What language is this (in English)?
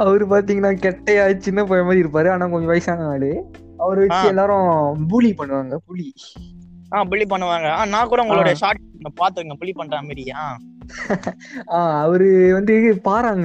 Tamil